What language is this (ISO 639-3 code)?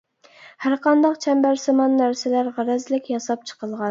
uig